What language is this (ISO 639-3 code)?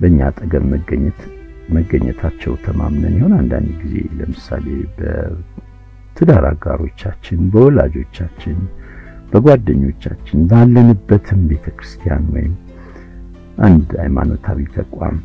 amh